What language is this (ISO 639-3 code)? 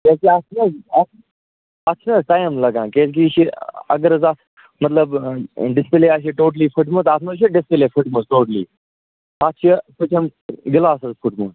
kas